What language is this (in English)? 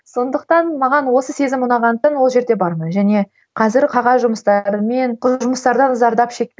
Kazakh